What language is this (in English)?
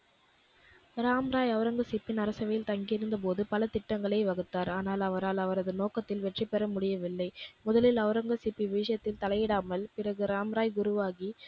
Tamil